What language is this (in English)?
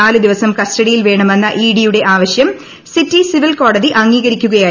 Malayalam